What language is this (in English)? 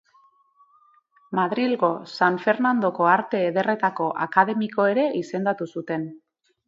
Basque